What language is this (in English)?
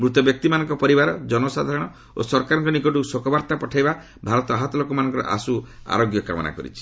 Odia